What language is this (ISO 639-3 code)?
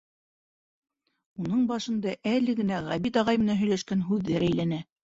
bak